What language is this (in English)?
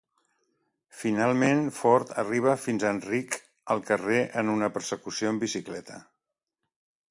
Catalan